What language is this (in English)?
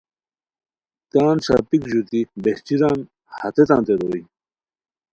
Khowar